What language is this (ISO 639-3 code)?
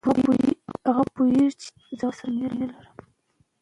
pus